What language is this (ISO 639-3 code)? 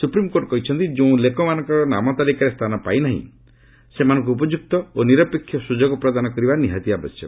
ori